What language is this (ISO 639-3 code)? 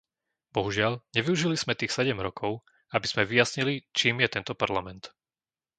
slk